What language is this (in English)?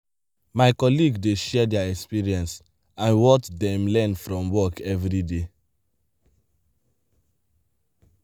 Nigerian Pidgin